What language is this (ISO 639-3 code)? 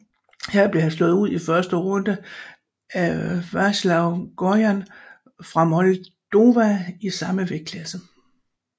dan